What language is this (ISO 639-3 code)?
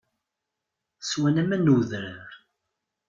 kab